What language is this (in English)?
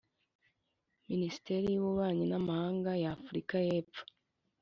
Kinyarwanda